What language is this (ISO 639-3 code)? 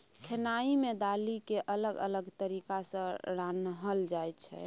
mai